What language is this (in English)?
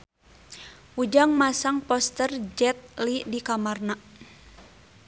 Sundanese